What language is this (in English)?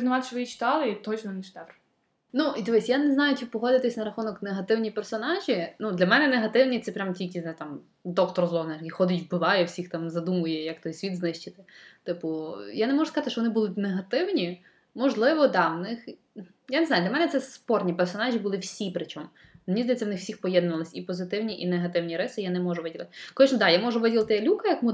Ukrainian